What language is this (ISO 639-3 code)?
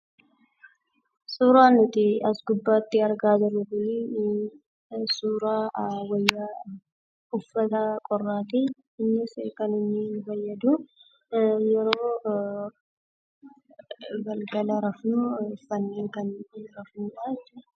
orm